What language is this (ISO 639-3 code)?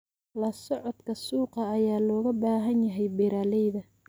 som